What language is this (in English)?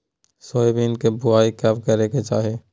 Magahi